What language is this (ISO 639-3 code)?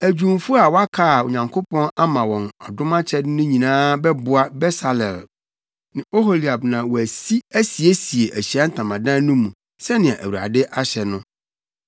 aka